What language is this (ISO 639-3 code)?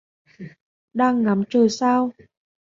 vie